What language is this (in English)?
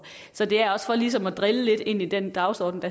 Danish